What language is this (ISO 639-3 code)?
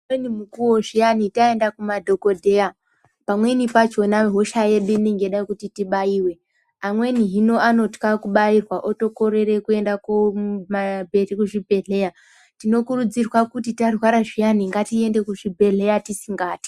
ndc